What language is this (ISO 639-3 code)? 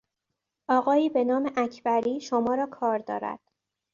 fas